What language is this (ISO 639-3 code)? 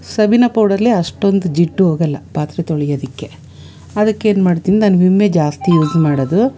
kan